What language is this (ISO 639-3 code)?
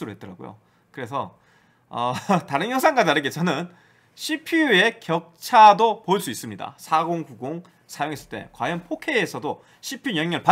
kor